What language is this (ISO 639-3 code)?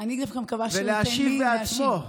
heb